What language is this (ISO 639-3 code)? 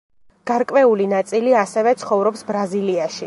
kat